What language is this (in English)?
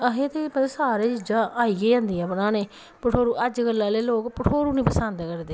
Dogri